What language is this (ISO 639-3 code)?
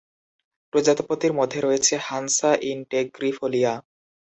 ben